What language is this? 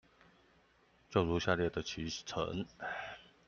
Chinese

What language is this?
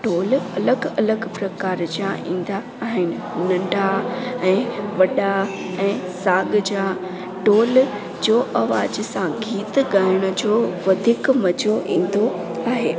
Sindhi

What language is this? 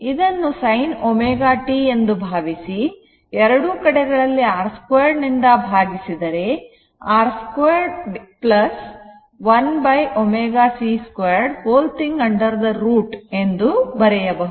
Kannada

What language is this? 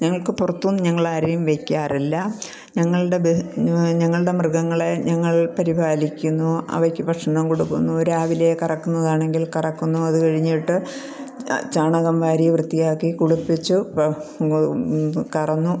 Malayalam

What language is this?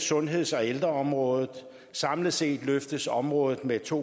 Danish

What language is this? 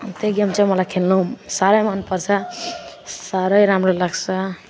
Nepali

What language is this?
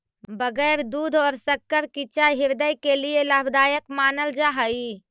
Magahi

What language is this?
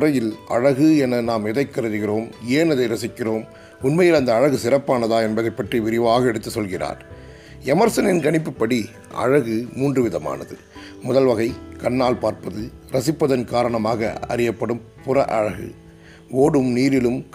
Tamil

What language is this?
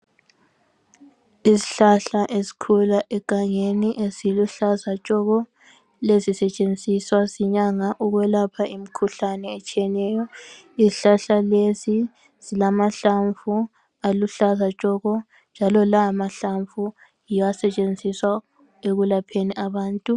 North Ndebele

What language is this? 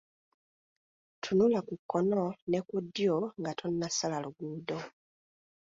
Ganda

